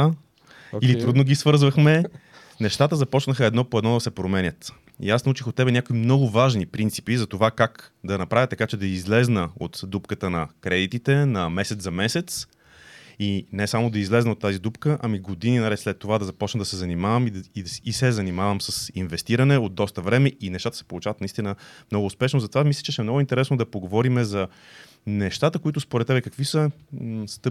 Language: Bulgarian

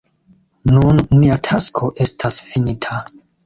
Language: Esperanto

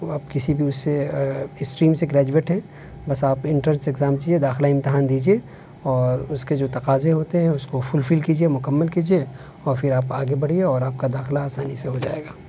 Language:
Urdu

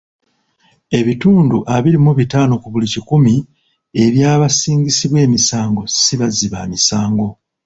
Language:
Ganda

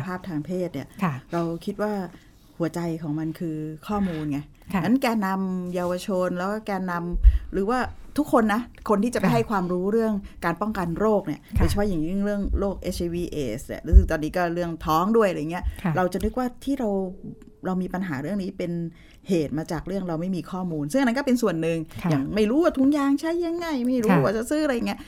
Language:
Thai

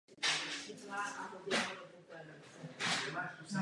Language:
Czech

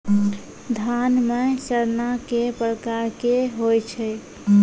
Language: Maithili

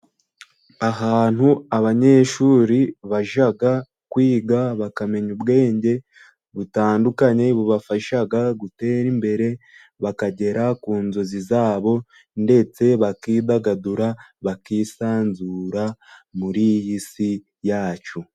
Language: Kinyarwanda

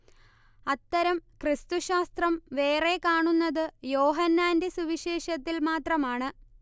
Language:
Malayalam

